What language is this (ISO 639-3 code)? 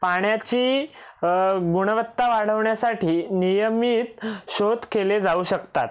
mar